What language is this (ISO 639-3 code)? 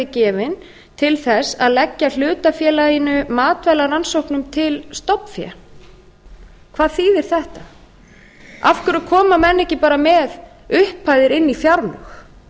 isl